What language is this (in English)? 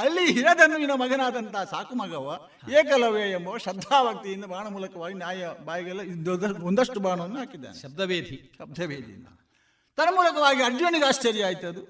Kannada